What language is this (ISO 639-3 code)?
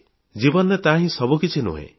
ori